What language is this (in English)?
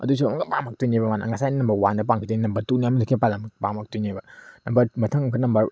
Manipuri